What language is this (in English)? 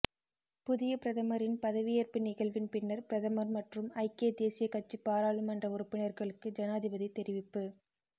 Tamil